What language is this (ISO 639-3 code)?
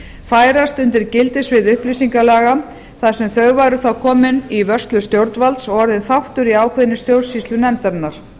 isl